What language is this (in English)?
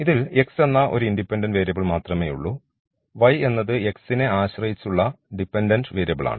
Malayalam